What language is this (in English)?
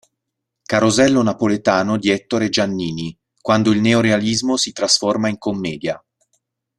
Italian